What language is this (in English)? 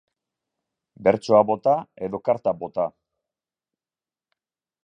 Basque